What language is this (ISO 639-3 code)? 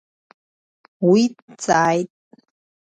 abk